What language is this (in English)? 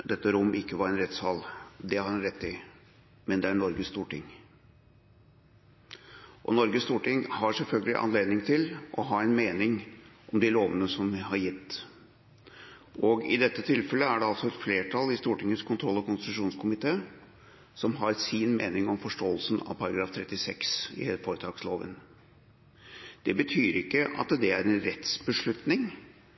Norwegian Bokmål